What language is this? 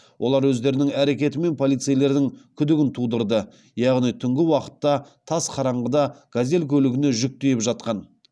Kazakh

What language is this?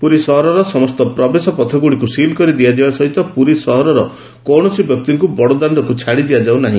Odia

